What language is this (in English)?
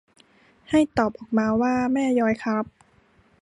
Thai